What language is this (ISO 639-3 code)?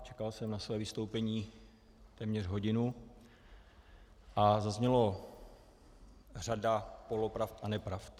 ces